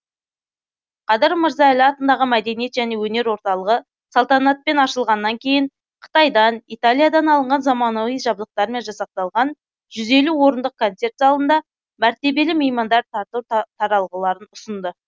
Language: Kazakh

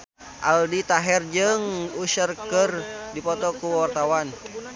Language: Sundanese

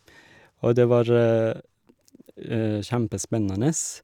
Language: Norwegian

